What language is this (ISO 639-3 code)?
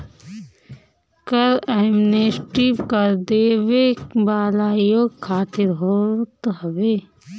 bho